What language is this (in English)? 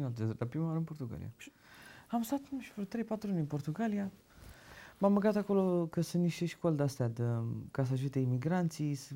Romanian